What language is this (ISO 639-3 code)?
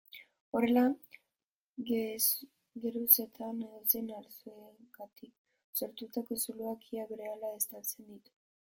eus